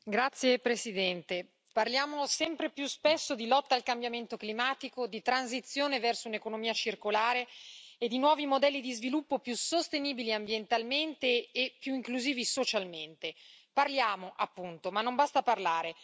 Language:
Italian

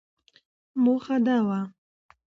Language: Pashto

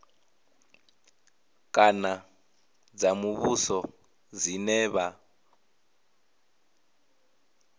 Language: Venda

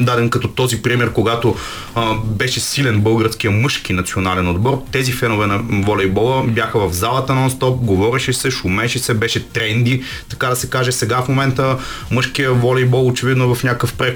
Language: Bulgarian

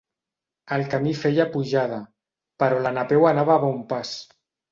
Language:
Catalan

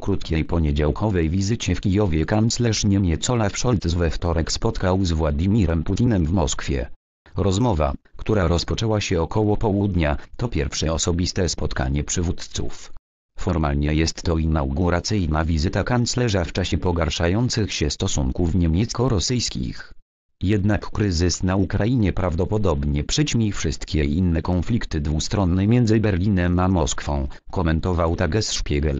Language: Polish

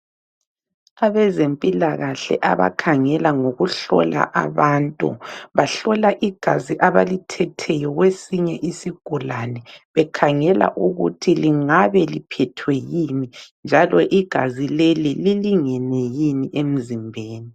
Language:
North Ndebele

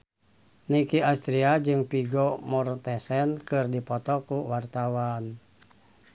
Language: Sundanese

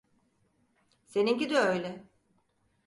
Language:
Turkish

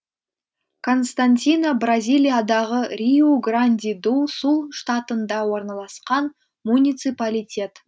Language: Kazakh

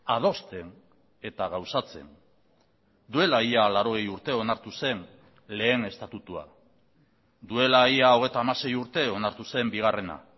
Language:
Basque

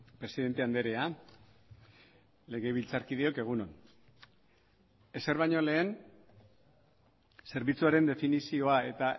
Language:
Basque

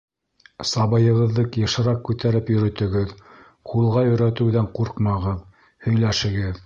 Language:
Bashkir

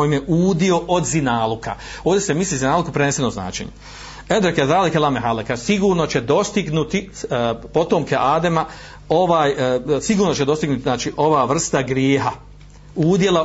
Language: Croatian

